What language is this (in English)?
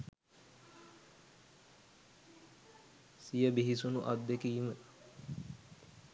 Sinhala